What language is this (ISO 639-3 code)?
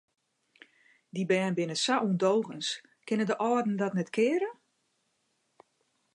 fry